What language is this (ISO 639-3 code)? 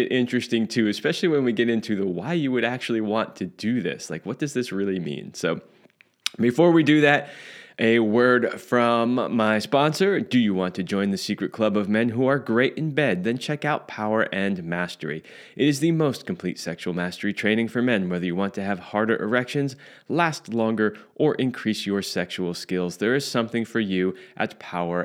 eng